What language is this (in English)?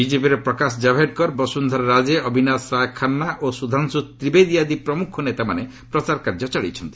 Odia